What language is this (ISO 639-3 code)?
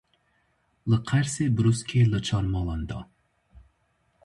kur